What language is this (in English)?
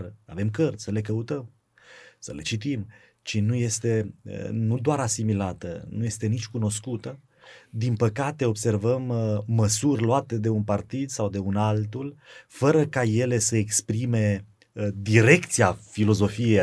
Romanian